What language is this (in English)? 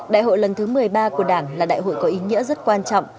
Vietnamese